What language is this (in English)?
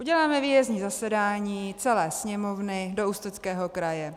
Czech